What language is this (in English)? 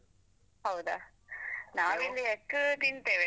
Kannada